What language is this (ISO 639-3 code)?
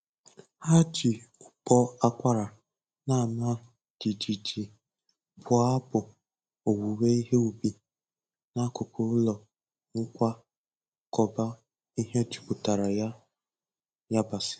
ibo